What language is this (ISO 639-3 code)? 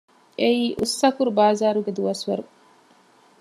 div